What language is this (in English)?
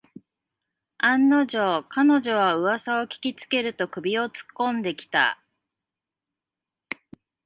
Japanese